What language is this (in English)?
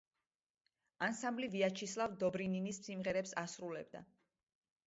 Georgian